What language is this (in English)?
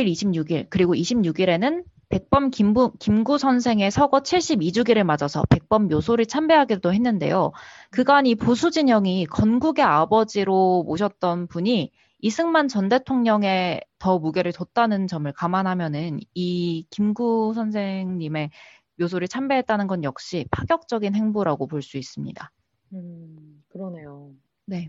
Korean